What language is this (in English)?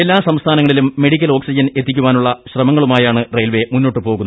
Malayalam